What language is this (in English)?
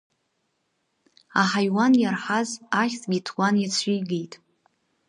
Abkhazian